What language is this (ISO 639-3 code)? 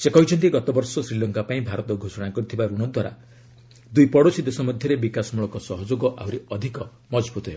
ori